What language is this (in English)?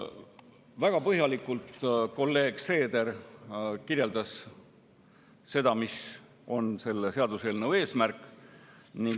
Estonian